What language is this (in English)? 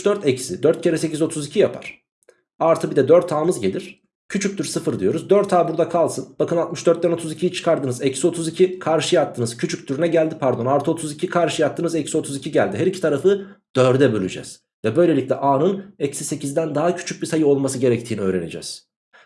Turkish